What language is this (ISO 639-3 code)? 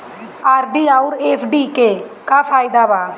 bho